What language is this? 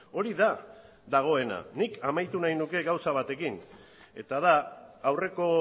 Basque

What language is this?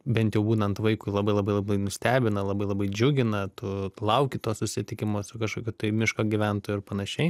Lithuanian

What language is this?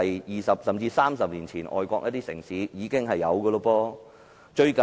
Cantonese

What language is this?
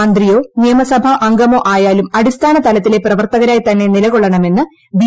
Malayalam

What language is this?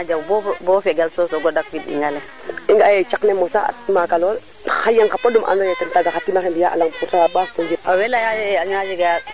Serer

